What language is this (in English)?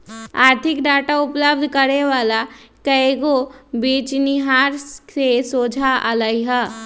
Magahi